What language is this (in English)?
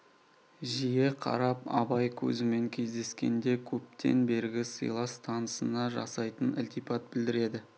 Kazakh